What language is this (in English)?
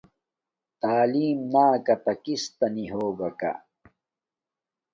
Domaaki